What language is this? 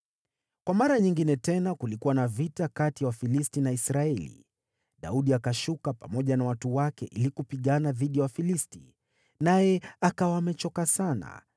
Swahili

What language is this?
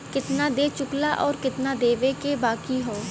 Bhojpuri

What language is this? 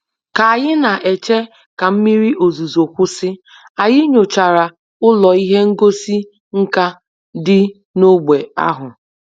Igbo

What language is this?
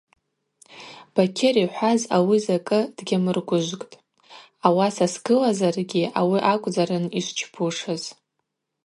Abaza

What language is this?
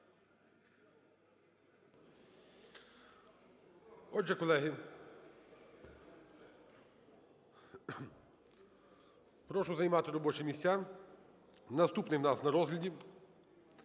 Ukrainian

